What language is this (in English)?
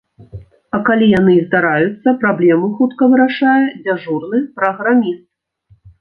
Belarusian